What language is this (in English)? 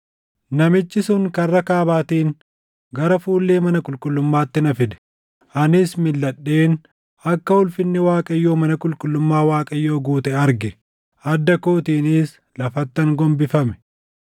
Oromo